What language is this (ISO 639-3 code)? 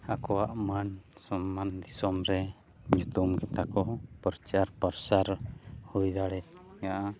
sat